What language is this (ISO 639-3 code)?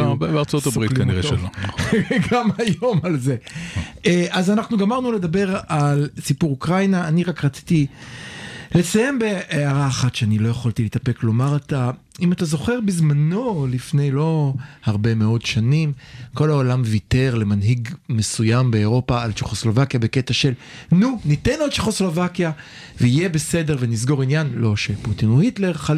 heb